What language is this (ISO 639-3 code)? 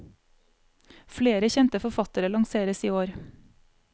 nor